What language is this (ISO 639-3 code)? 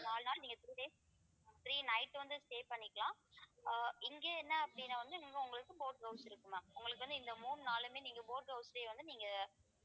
tam